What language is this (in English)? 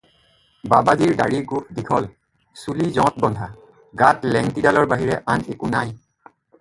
Assamese